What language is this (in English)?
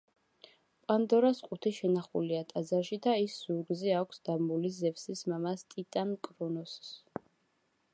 Georgian